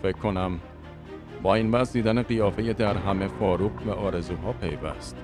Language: Persian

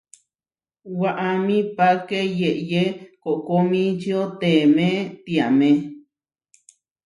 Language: Huarijio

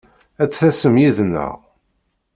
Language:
Kabyle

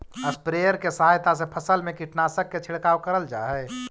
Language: Magahi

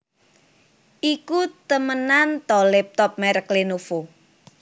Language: Javanese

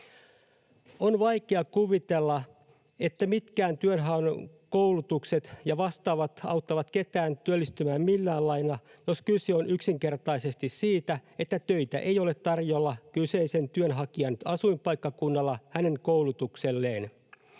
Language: Finnish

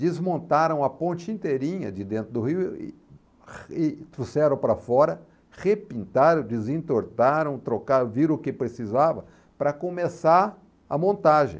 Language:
Portuguese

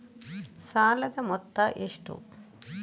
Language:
Kannada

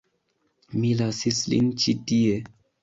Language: Esperanto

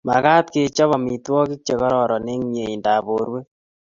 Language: Kalenjin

